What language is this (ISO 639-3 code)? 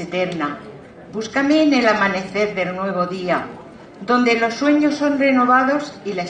spa